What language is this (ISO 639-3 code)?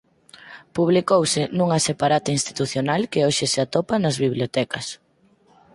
glg